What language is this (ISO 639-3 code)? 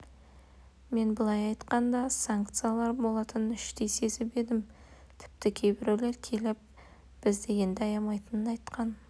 kaz